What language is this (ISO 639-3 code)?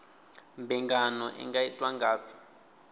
ven